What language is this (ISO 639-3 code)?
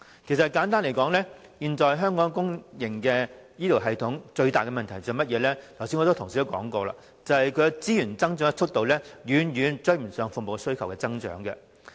yue